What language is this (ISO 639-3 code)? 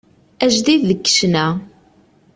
kab